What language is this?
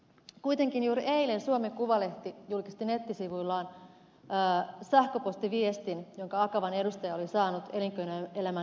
Finnish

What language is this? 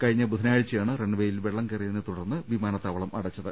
Malayalam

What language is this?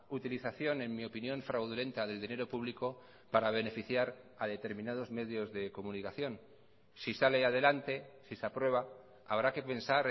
Spanish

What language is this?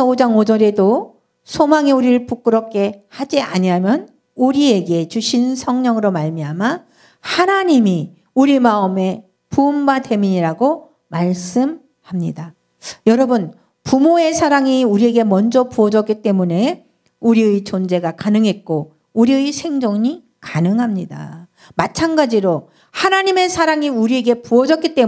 Korean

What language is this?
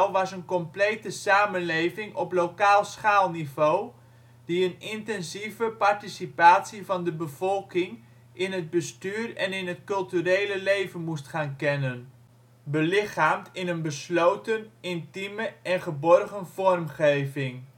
Dutch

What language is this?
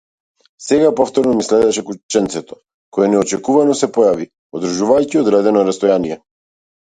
Macedonian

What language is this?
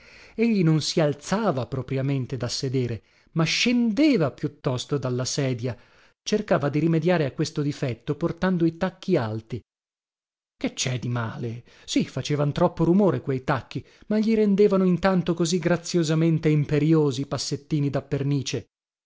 Italian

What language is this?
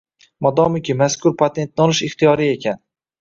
Uzbek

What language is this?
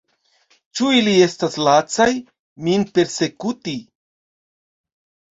Esperanto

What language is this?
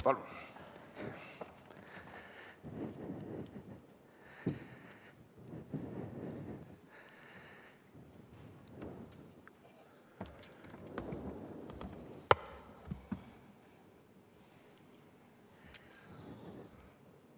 Estonian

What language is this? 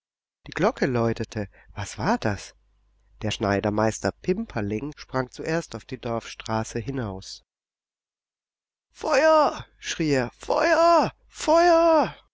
German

